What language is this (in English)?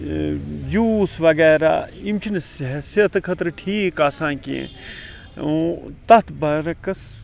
Kashmiri